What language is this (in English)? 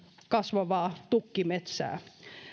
Finnish